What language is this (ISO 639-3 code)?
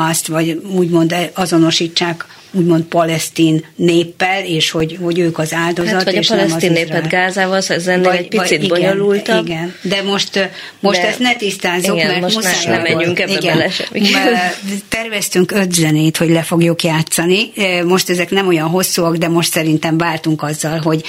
hun